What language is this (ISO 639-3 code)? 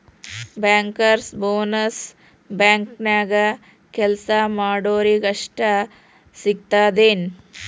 kan